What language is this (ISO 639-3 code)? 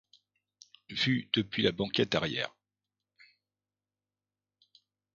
fra